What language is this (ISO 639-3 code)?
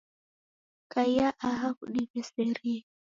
dav